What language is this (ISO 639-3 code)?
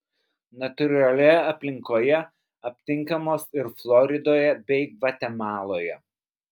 lit